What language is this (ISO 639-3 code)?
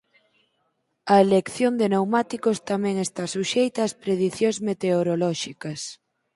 glg